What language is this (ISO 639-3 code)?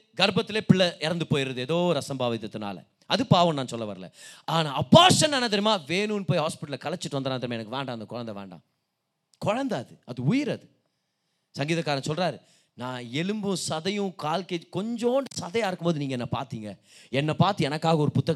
tam